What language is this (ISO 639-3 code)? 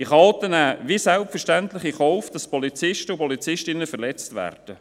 gsw